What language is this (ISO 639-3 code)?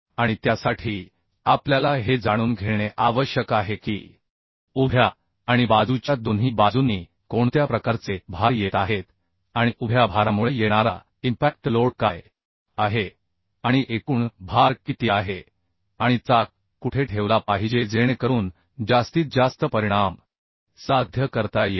mar